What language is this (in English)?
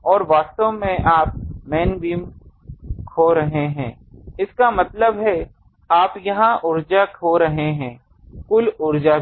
Hindi